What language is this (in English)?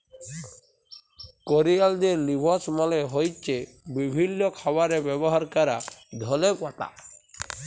Bangla